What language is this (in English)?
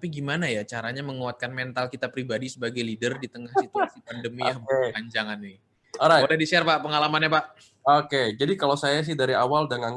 Indonesian